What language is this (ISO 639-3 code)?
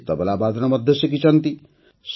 ori